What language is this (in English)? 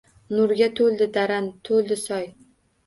Uzbek